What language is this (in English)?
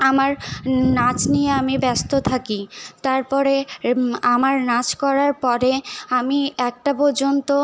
Bangla